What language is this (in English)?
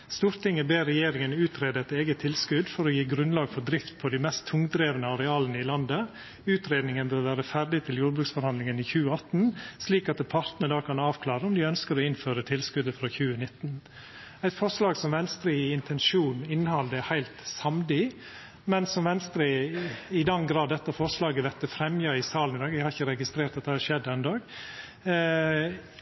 Norwegian Nynorsk